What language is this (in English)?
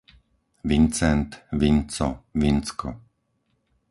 Slovak